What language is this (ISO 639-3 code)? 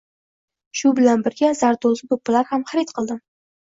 uzb